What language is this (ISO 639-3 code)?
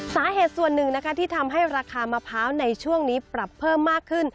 tha